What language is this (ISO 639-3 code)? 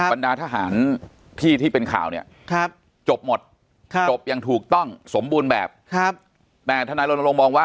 tha